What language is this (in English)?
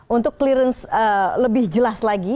Indonesian